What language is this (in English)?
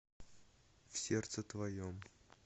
Russian